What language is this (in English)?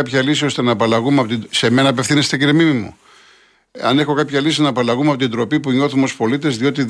Greek